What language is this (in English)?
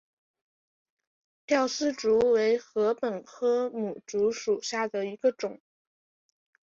Chinese